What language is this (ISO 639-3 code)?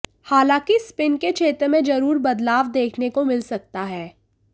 hin